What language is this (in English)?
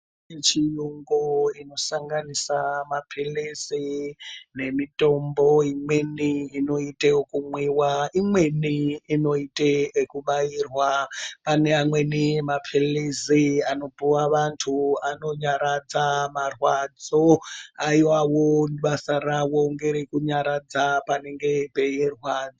Ndau